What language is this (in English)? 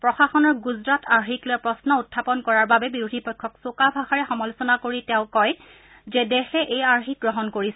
Assamese